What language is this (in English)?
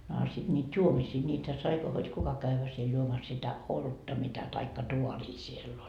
Finnish